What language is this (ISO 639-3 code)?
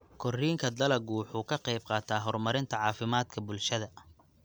som